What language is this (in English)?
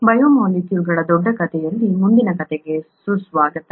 Kannada